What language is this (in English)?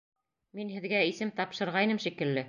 Bashkir